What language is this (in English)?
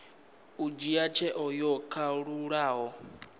Venda